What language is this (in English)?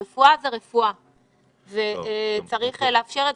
Hebrew